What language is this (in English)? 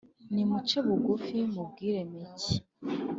Kinyarwanda